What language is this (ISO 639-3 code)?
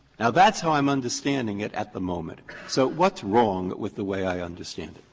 eng